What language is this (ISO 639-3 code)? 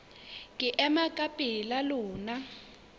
sot